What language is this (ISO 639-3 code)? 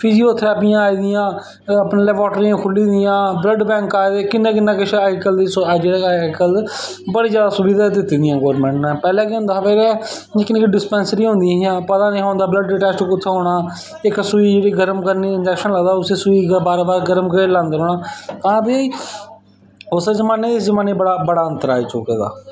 doi